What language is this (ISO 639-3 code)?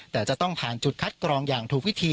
tha